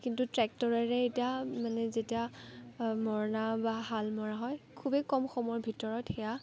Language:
Assamese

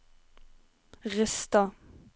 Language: Norwegian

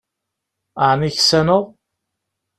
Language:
Kabyle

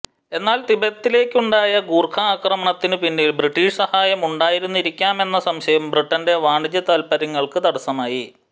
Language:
Malayalam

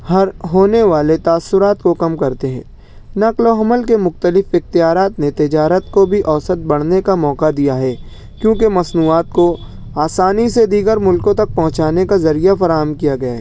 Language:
Urdu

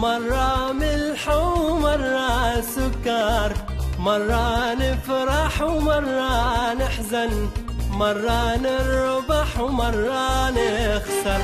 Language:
Arabic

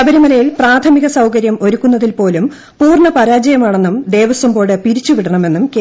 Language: Malayalam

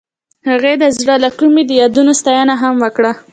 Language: Pashto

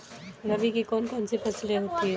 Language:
Hindi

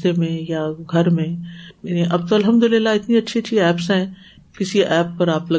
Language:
Urdu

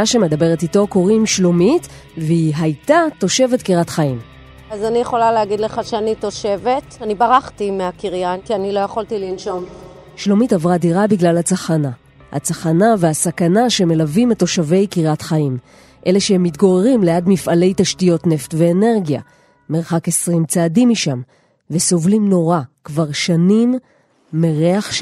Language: Hebrew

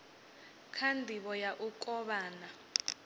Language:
Venda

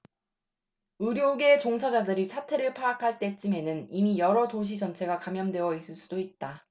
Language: Korean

